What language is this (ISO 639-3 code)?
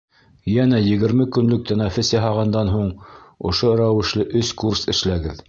bak